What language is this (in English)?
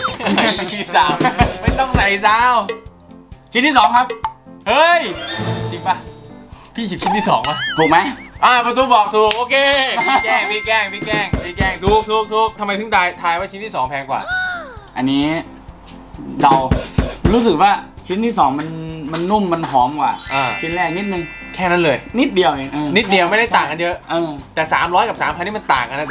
Thai